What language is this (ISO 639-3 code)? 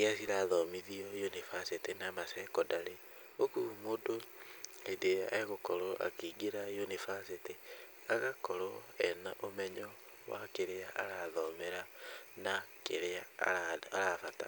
kik